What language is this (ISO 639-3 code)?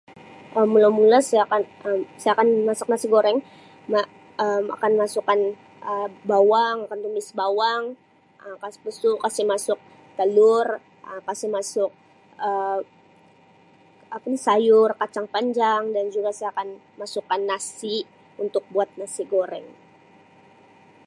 msi